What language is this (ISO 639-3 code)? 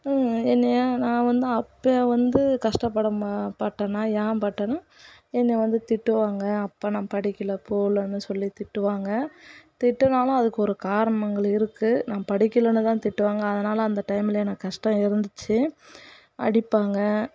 tam